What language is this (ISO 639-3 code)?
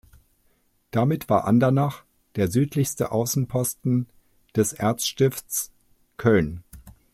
deu